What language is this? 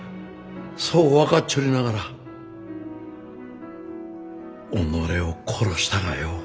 Japanese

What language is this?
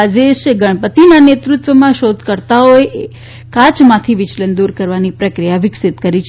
Gujarati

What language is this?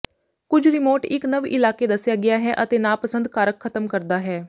Punjabi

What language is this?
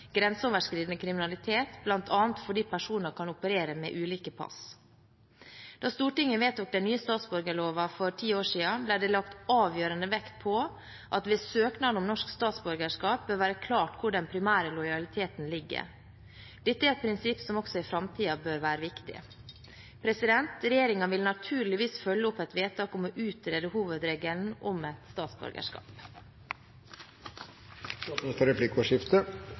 Norwegian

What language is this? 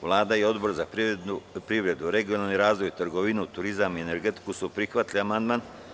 Serbian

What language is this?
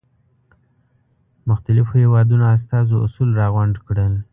Pashto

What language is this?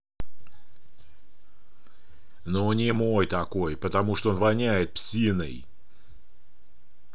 Russian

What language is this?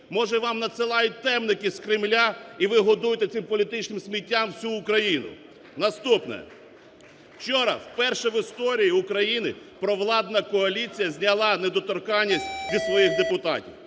Ukrainian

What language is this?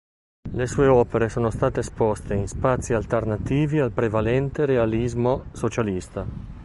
Italian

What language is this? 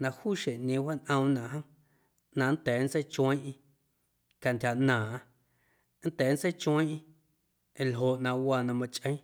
Guerrero Amuzgo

